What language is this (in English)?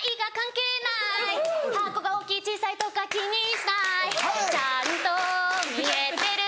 Japanese